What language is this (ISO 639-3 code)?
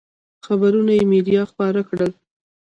pus